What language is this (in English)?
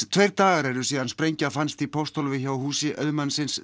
Icelandic